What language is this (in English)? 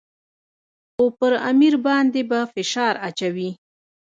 Pashto